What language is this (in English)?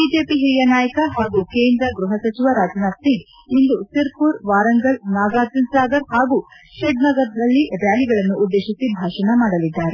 Kannada